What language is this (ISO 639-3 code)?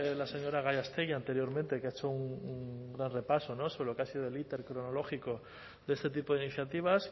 spa